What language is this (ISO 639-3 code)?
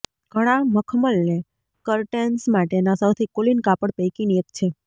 guj